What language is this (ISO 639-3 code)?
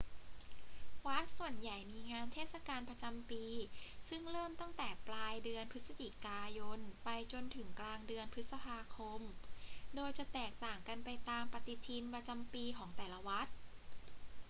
tha